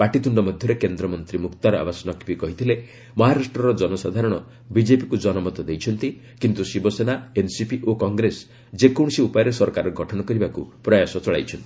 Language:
Odia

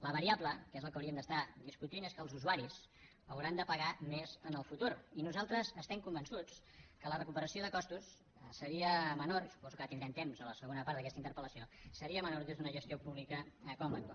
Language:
Catalan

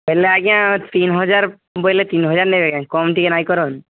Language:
Odia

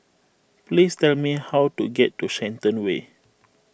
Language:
English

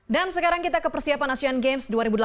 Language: Indonesian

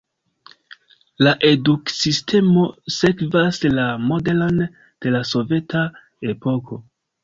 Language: Esperanto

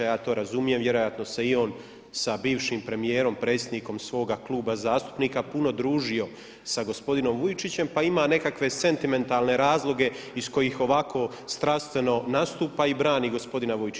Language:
Croatian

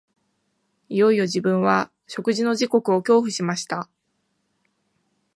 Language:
Japanese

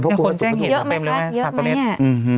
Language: Thai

